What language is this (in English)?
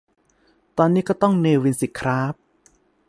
Thai